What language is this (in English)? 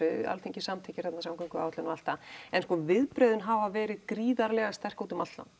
Icelandic